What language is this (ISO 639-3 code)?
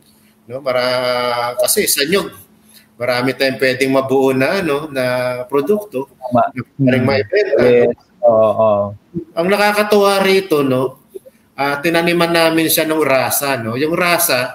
fil